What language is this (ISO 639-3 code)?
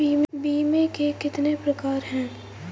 hin